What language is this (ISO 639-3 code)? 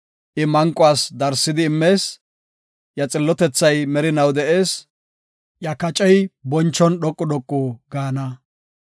gof